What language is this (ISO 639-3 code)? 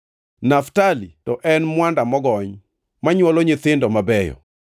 luo